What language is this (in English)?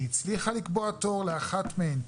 Hebrew